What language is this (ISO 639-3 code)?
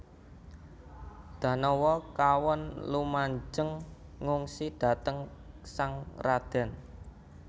jav